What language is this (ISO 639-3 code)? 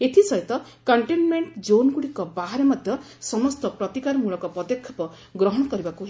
ori